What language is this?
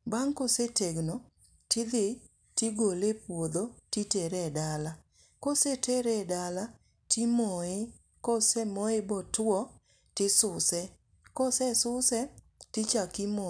Luo (Kenya and Tanzania)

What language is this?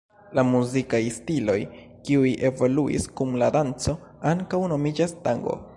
Esperanto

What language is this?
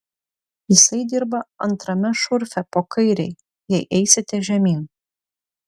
Lithuanian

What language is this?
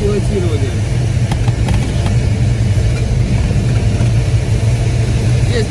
Russian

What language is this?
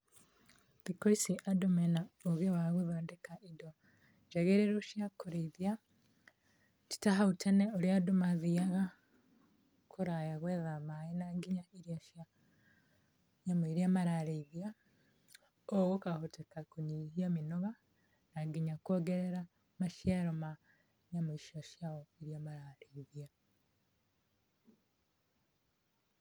Kikuyu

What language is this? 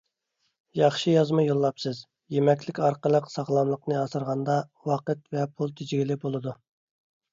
Uyghur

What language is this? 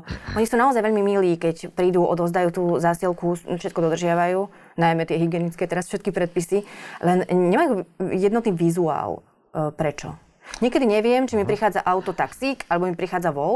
Slovak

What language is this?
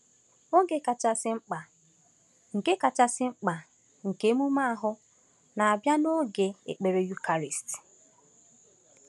Igbo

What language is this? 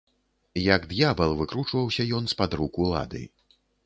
Belarusian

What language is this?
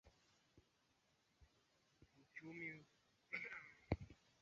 Swahili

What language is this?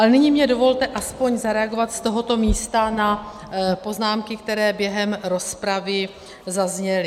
Czech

